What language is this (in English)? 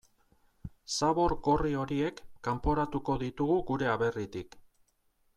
Basque